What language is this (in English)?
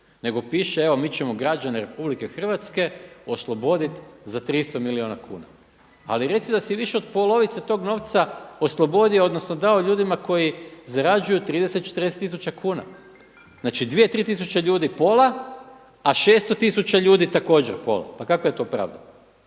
Croatian